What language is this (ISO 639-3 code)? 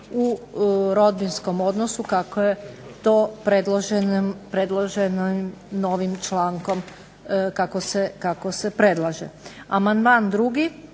hrv